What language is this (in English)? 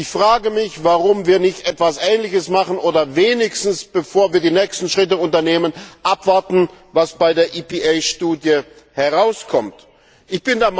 German